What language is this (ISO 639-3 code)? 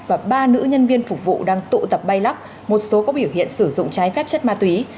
vie